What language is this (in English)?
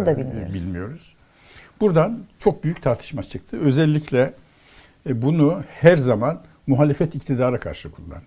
Turkish